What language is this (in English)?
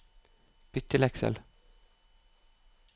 Norwegian